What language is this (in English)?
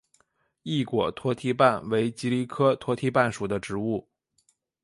Chinese